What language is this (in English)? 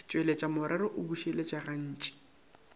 Northern Sotho